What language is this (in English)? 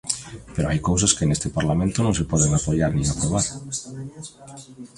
Galician